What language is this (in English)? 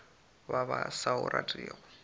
Northern Sotho